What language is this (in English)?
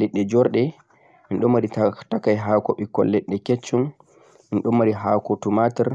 Central-Eastern Niger Fulfulde